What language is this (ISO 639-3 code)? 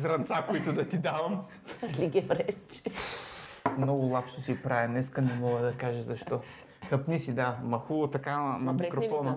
bul